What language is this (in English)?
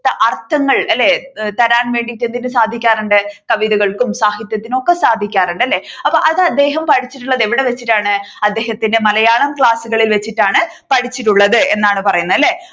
Malayalam